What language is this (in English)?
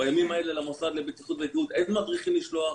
Hebrew